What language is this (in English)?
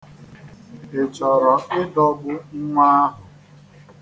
Igbo